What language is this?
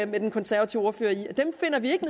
Danish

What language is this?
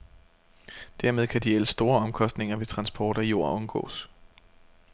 Danish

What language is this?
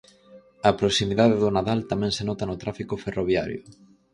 Galician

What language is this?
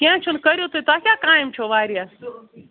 Kashmiri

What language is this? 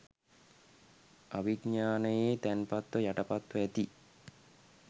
Sinhala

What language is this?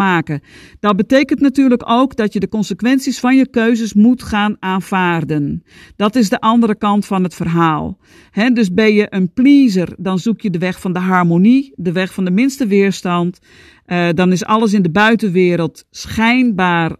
Dutch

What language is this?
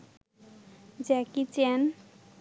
Bangla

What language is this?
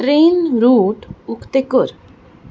Konkani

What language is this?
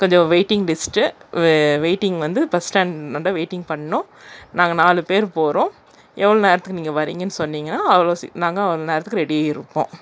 Tamil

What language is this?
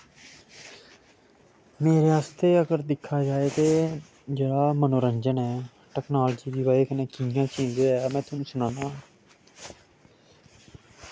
Dogri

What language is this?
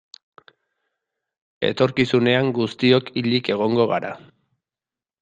Basque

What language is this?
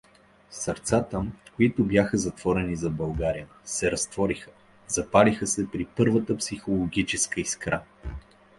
Bulgarian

